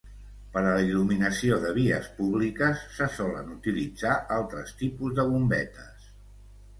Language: Catalan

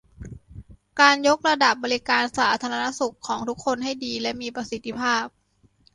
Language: Thai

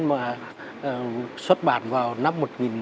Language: Vietnamese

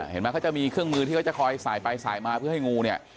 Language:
Thai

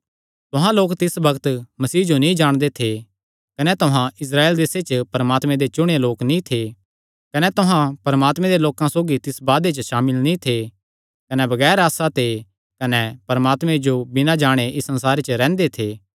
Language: Kangri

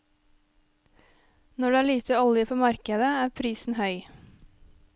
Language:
Norwegian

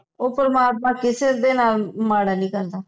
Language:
Punjabi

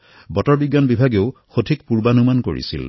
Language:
Assamese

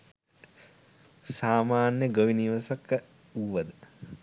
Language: Sinhala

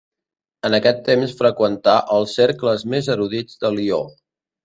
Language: Catalan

